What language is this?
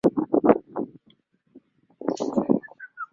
Swahili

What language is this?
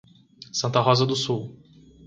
Portuguese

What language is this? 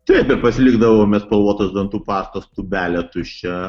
Lithuanian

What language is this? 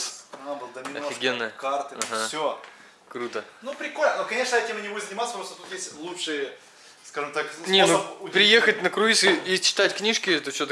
Russian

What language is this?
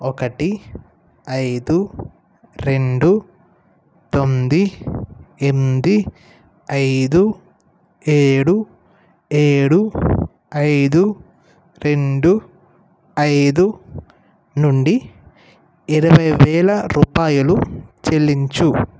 Telugu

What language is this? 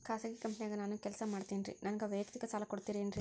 Kannada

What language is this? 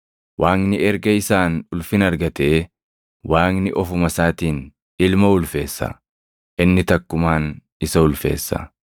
Oromo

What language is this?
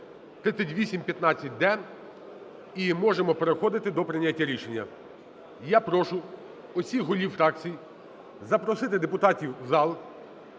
Ukrainian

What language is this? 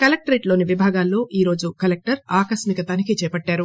Telugu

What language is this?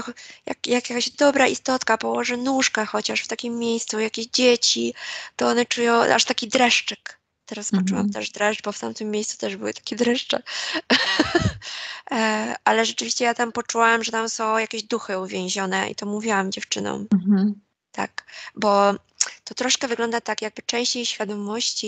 Polish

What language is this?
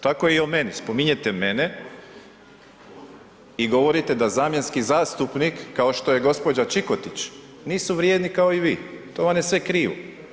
Croatian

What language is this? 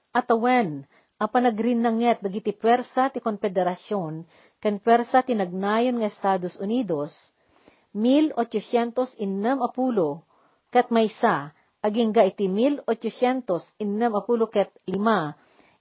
Filipino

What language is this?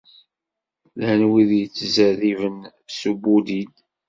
Kabyle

